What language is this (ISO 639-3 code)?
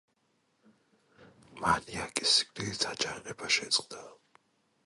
kat